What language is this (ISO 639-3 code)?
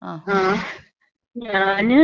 mal